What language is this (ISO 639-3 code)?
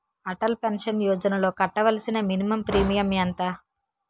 tel